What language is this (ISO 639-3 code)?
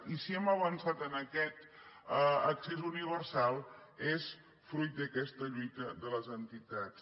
cat